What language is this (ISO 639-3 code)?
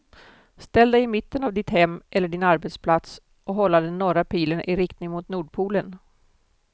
swe